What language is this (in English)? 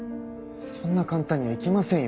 Japanese